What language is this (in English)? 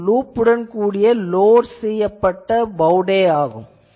Tamil